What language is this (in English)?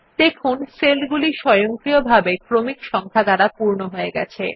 Bangla